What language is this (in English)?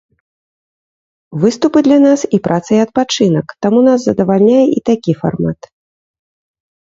Belarusian